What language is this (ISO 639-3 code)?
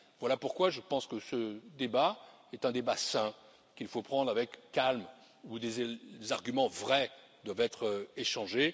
fra